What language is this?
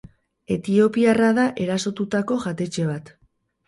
Basque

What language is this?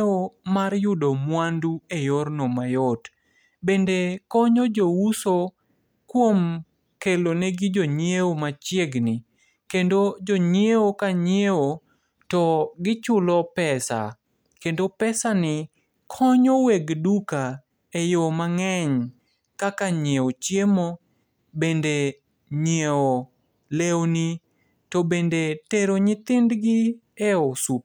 Luo (Kenya and Tanzania)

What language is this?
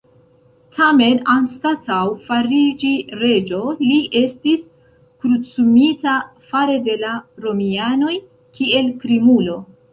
Esperanto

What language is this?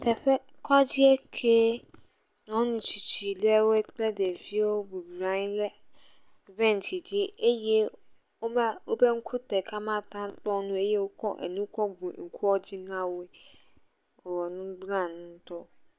Ewe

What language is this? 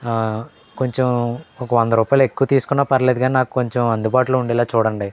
Telugu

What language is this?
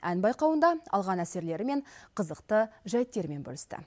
Kazakh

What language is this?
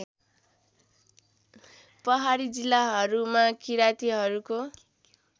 Nepali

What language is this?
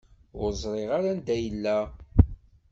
Kabyle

